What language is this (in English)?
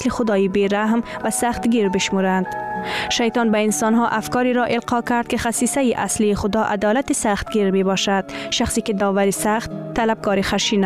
Persian